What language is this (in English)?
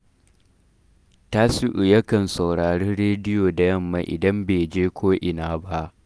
Hausa